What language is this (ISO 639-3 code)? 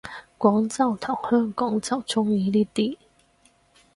yue